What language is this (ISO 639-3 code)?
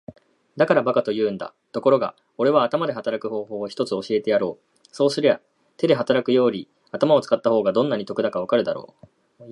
jpn